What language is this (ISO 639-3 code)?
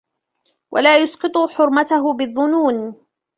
ara